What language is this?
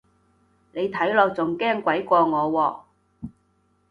Cantonese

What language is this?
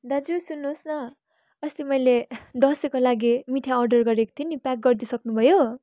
Nepali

